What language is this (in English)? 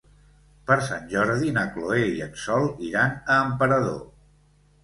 Catalan